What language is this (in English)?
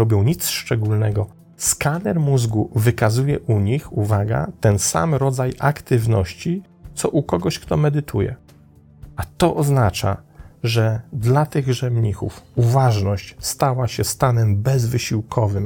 Polish